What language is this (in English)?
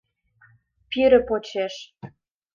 Mari